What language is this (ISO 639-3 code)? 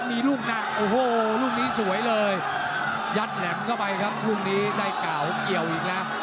tha